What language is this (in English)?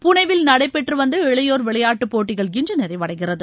Tamil